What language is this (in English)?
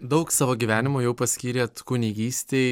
Lithuanian